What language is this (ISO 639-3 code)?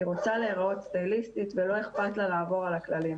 heb